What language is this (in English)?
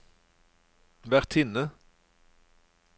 Norwegian